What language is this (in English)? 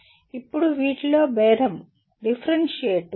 Telugu